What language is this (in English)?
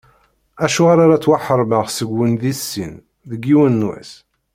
Kabyle